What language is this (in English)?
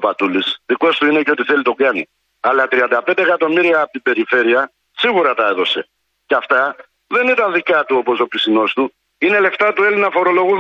Greek